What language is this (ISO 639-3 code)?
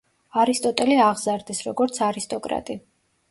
kat